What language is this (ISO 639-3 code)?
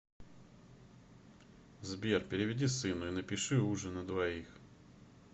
rus